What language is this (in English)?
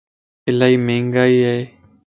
Lasi